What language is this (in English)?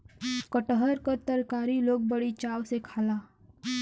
Bhojpuri